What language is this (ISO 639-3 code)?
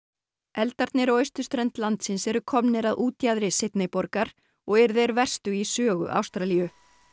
isl